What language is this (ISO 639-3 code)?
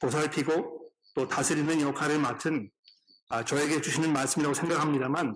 kor